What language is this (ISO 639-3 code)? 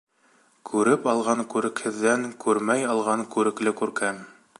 bak